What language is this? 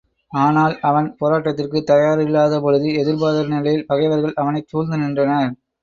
Tamil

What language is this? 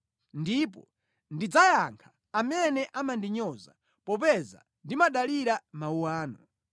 Nyanja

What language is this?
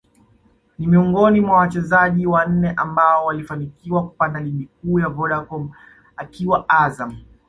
Swahili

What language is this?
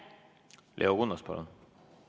Estonian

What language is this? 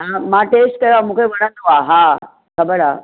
Sindhi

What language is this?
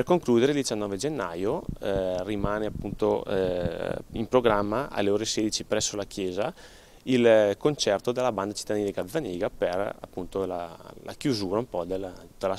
Italian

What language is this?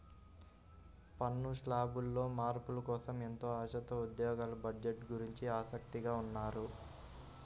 Telugu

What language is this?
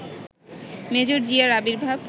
Bangla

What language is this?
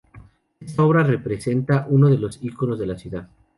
Spanish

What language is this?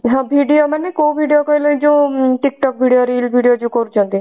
Odia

